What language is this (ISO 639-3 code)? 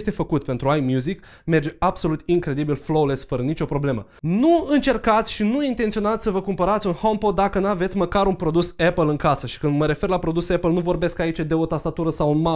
ron